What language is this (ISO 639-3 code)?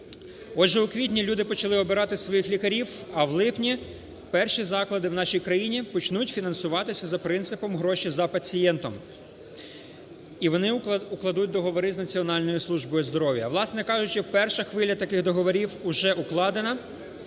ukr